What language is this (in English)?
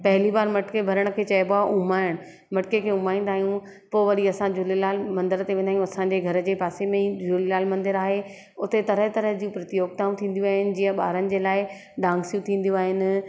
Sindhi